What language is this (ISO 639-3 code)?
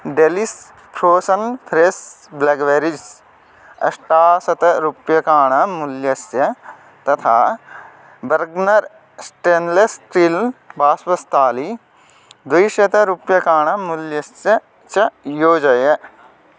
san